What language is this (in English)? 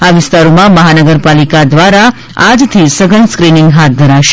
Gujarati